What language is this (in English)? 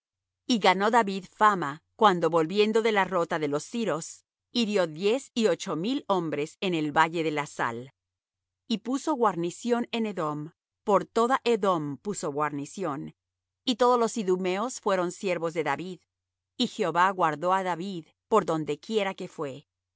Spanish